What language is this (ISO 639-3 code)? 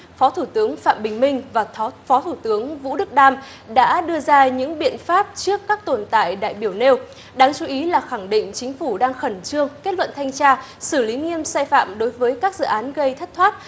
vie